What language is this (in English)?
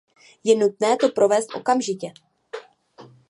Czech